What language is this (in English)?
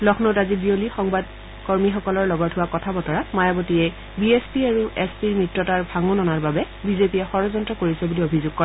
Assamese